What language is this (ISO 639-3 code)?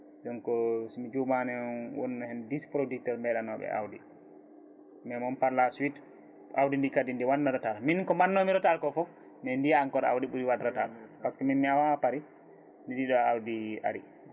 ful